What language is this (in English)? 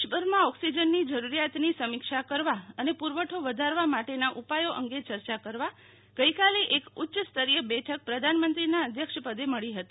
Gujarati